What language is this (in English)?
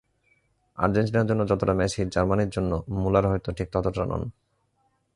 Bangla